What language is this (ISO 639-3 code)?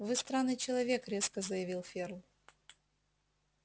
rus